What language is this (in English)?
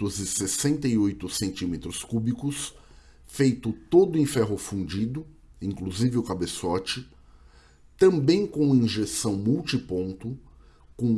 Portuguese